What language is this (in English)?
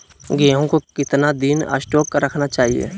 Magahi